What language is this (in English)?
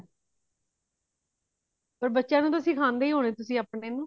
Punjabi